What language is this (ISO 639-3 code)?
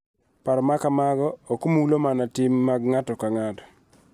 luo